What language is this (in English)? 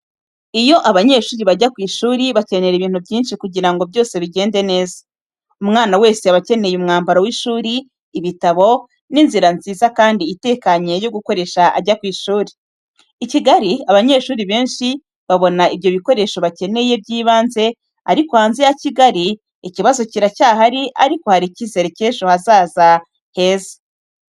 Kinyarwanda